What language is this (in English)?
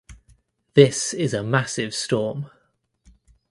English